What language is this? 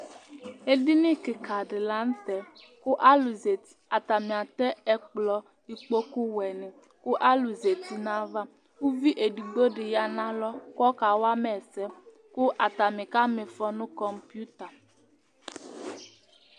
Ikposo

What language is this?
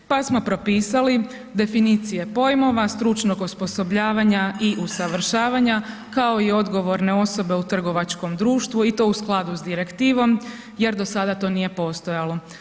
Croatian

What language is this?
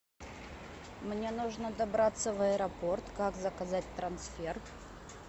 Russian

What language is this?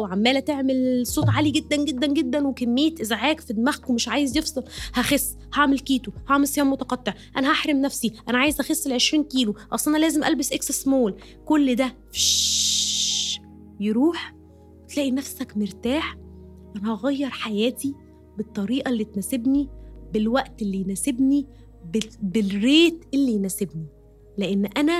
Arabic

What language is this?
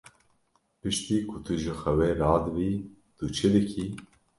Kurdish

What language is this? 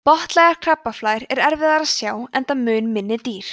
Icelandic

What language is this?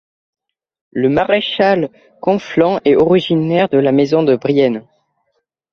French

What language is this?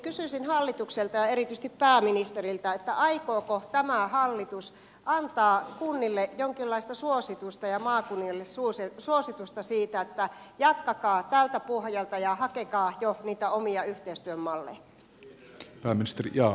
Finnish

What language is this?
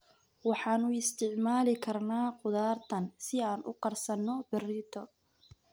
Somali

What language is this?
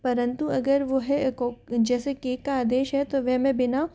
Hindi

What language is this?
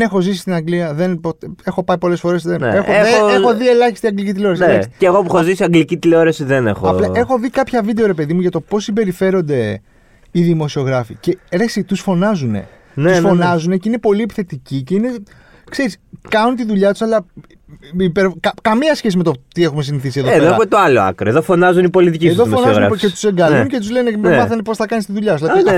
Greek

